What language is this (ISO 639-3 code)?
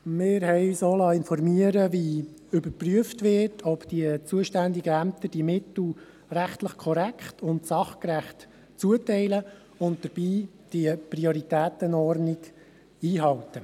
gsw